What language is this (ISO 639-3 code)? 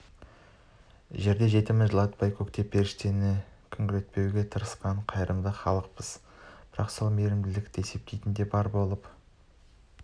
kaz